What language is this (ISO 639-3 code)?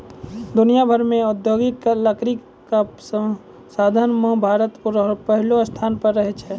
mai